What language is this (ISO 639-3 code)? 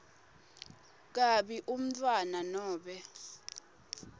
ssw